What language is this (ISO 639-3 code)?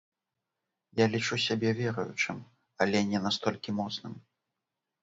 bel